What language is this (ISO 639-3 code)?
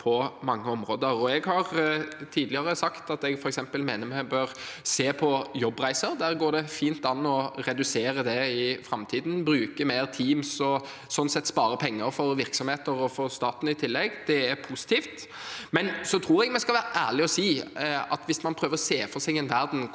nor